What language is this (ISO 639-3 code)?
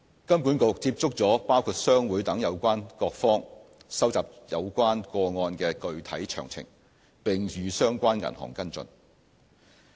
yue